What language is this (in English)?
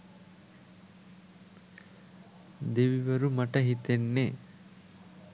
Sinhala